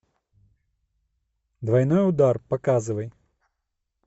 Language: Russian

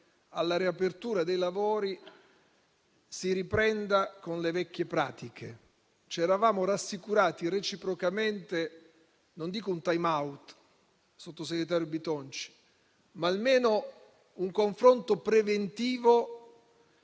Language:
Italian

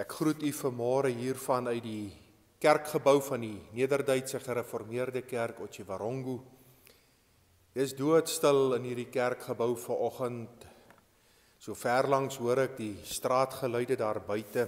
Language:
Dutch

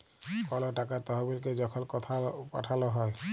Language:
Bangla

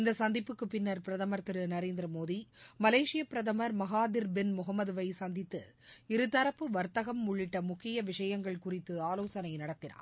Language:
Tamil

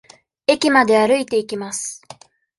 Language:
Japanese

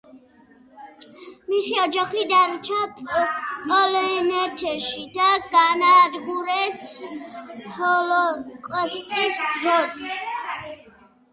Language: Georgian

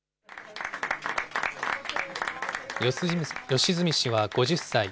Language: Japanese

